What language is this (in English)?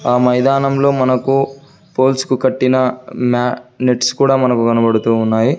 Telugu